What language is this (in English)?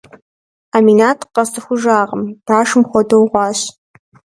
Kabardian